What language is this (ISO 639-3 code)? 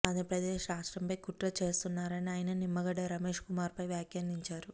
tel